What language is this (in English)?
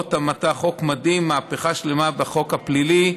Hebrew